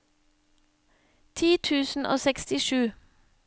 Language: Norwegian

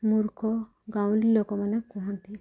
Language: Odia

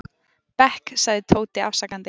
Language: Icelandic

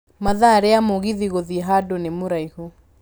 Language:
Kikuyu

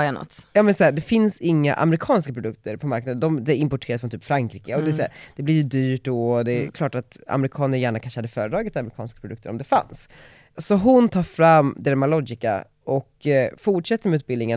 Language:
Swedish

